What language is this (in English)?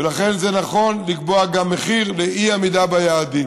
Hebrew